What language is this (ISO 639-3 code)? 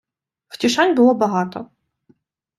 ukr